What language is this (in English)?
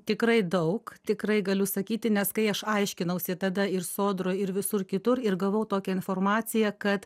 Lithuanian